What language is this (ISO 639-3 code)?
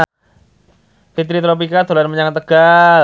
jav